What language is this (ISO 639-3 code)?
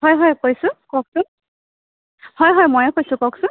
asm